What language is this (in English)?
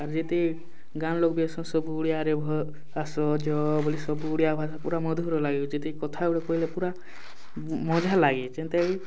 Odia